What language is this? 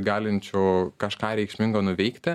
Lithuanian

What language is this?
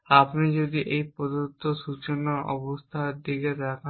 Bangla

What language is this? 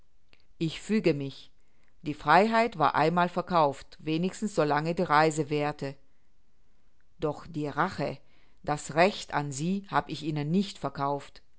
German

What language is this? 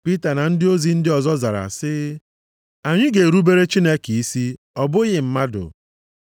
Igbo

